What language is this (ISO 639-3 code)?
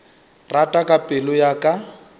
nso